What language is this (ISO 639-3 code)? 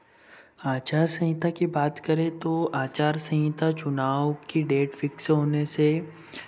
hin